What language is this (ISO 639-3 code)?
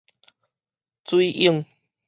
nan